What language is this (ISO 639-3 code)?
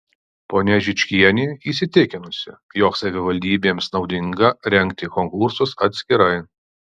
lit